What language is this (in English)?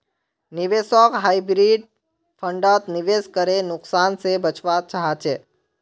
Magahi